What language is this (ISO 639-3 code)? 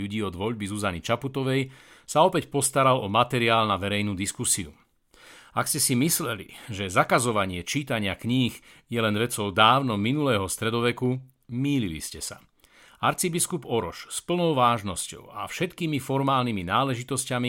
slk